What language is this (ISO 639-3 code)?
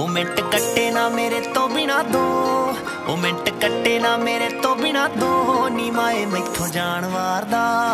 pan